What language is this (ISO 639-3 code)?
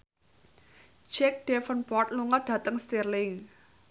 jav